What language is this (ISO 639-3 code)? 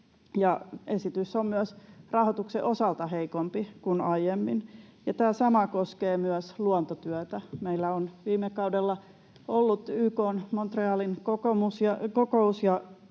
fin